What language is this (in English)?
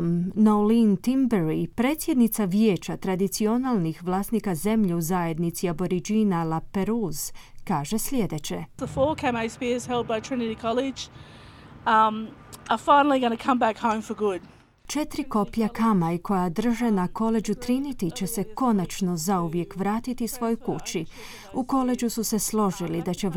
Croatian